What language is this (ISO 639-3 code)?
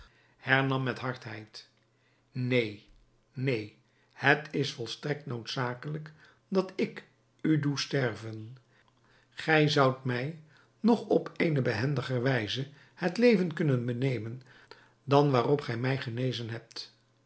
nld